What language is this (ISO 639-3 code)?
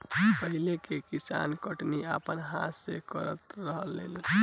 bho